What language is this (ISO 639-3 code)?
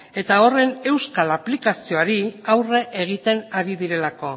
eus